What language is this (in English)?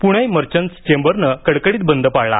Marathi